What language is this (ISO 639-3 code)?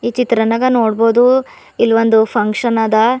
kan